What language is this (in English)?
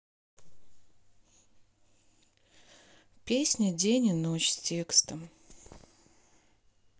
Russian